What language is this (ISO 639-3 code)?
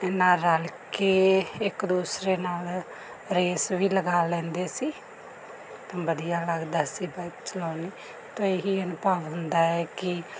pan